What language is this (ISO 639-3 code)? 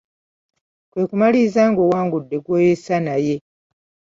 lug